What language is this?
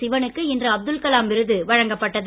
Tamil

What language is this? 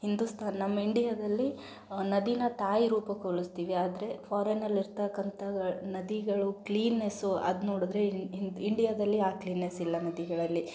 Kannada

